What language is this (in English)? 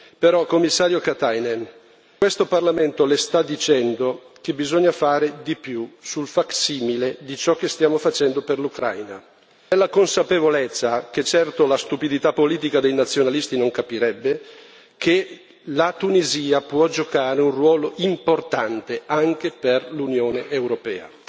Italian